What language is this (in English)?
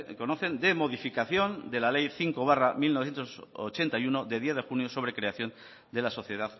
Spanish